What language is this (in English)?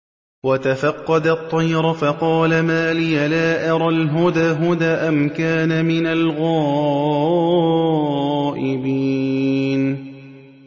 Arabic